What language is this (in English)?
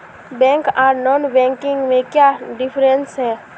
Magahi